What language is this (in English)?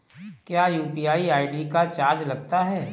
Hindi